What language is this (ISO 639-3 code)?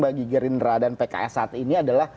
ind